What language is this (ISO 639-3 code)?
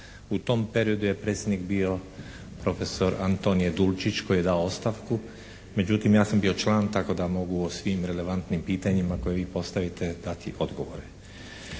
hrv